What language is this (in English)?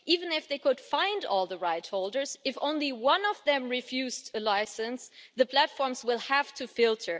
English